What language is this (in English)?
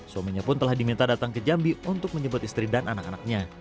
Indonesian